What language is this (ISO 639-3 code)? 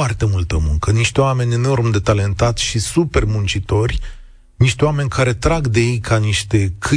ron